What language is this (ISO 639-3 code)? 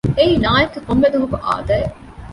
div